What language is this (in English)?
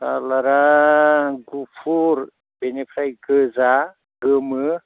Bodo